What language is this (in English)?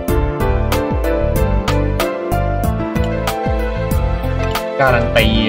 Thai